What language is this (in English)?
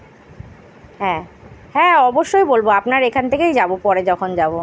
Bangla